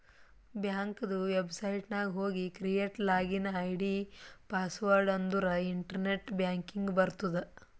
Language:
Kannada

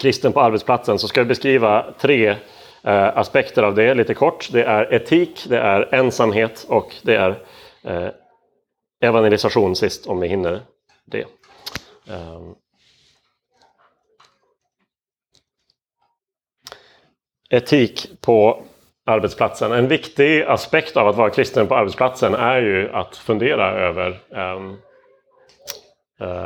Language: Swedish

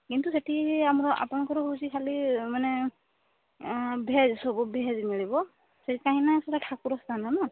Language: Odia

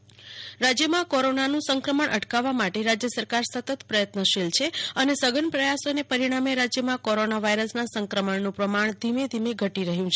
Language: Gujarati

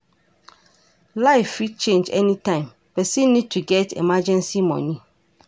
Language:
Nigerian Pidgin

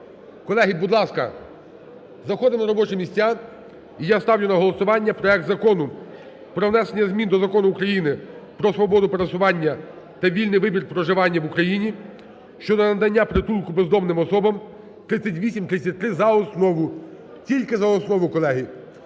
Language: Ukrainian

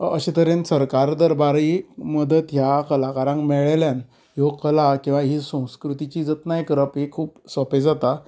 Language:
Konkani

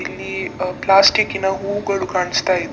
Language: Kannada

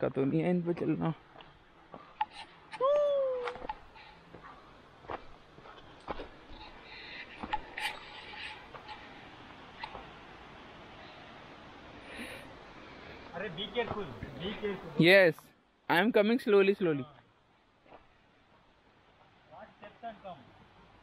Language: Hindi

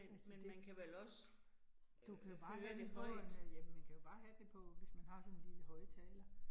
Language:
Danish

